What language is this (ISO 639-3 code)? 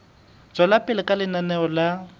sot